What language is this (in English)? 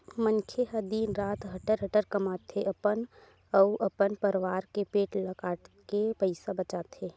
Chhattisgarhi